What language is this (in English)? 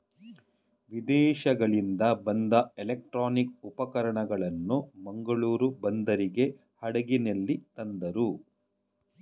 Kannada